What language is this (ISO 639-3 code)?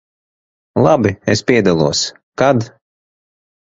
lav